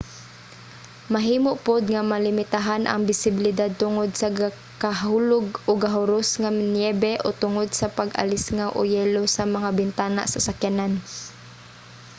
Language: Cebuano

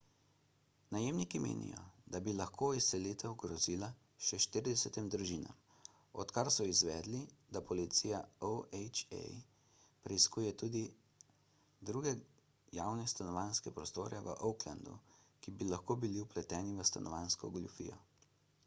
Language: Slovenian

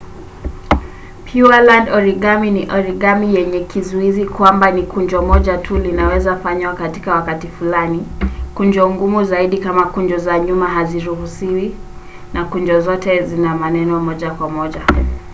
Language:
Swahili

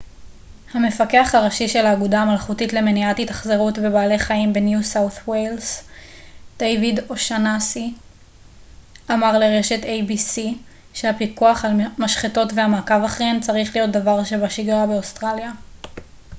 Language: Hebrew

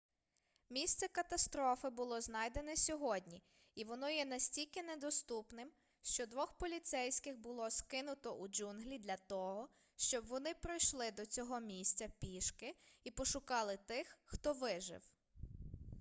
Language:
Ukrainian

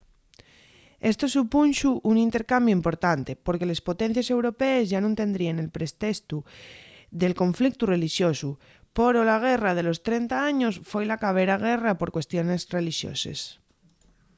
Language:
Asturian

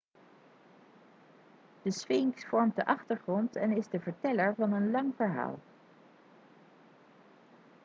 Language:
Dutch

